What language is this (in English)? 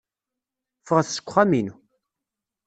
Kabyle